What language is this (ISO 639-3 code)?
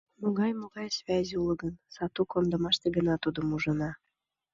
chm